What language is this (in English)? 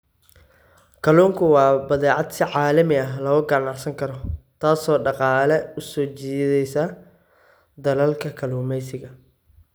Somali